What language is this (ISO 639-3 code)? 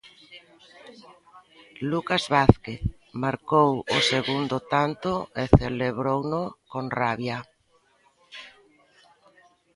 glg